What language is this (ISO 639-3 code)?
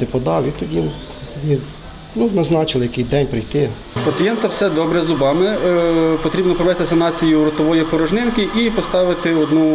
ukr